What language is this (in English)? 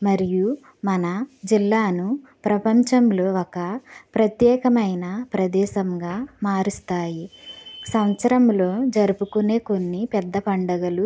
Telugu